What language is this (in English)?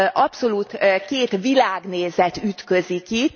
Hungarian